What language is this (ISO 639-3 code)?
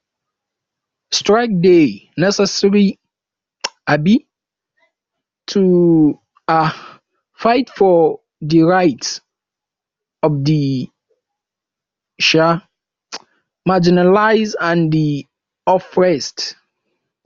pcm